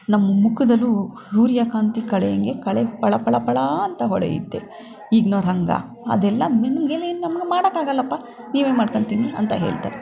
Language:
Kannada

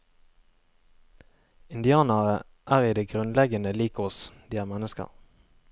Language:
Norwegian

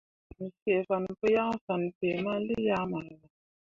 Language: Mundang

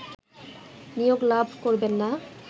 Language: Bangla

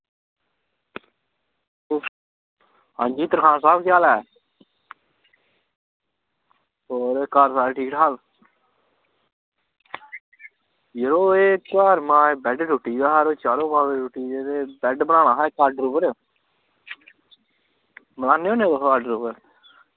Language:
Dogri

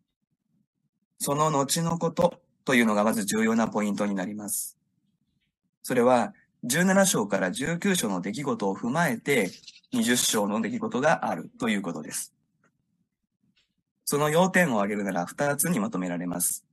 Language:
Japanese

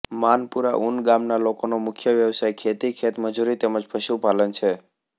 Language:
Gujarati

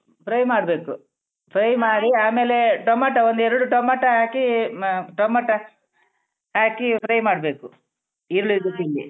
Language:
Kannada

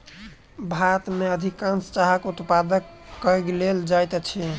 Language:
Maithili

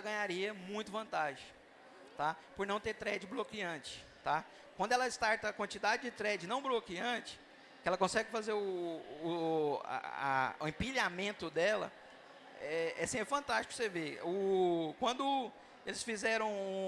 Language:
Portuguese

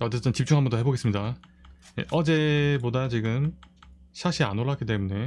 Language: Korean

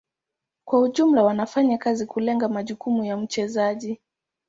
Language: Swahili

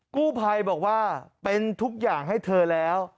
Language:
Thai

